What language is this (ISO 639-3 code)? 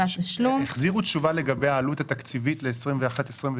heb